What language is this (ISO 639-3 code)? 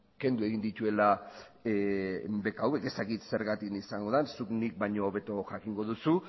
eus